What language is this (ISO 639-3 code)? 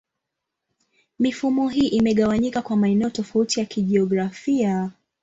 swa